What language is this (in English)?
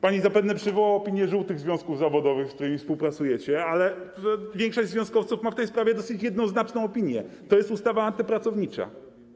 Polish